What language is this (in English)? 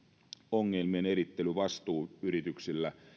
Finnish